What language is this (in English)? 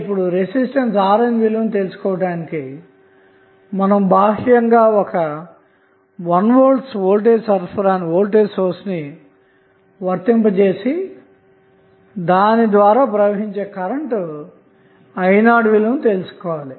Telugu